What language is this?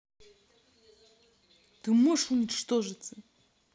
Russian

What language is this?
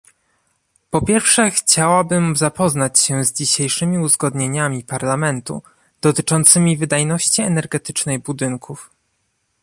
Polish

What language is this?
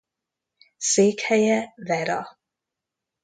Hungarian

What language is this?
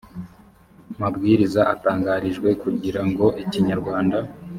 Kinyarwanda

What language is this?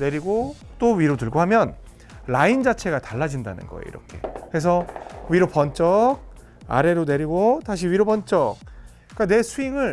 Korean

